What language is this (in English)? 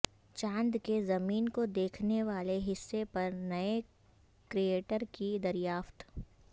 Urdu